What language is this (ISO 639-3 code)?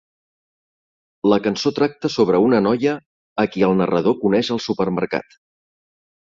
cat